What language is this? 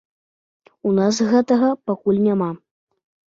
Belarusian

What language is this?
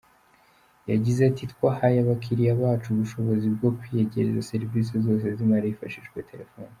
Kinyarwanda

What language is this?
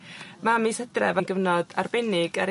Welsh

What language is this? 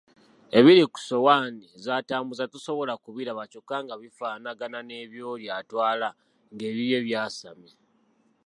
Ganda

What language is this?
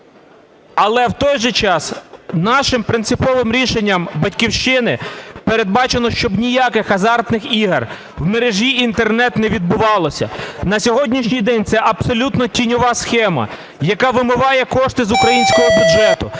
Ukrainian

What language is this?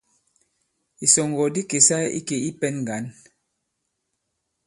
Bankon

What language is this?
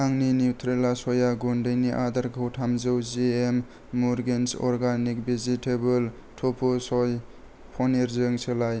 Bodo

